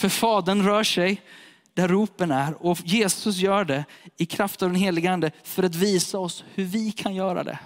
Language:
Swedish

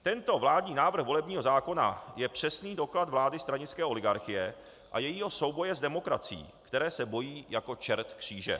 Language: Czech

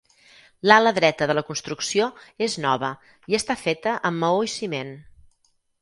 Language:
Catalan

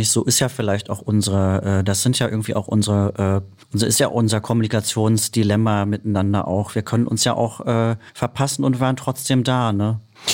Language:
German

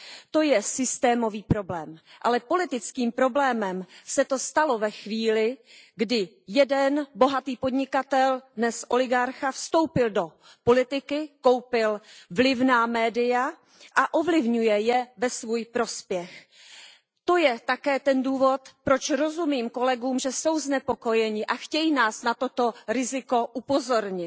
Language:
Czech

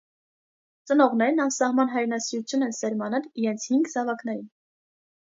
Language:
Armenian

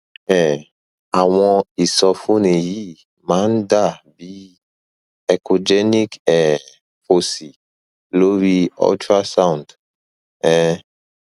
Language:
Yoruba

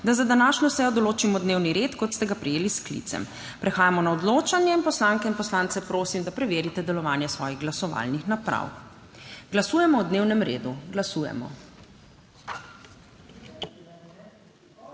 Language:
Slovenian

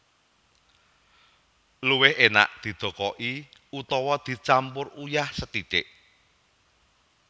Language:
Javanese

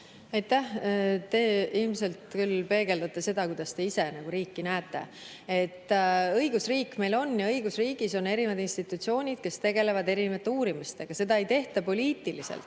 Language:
Estonian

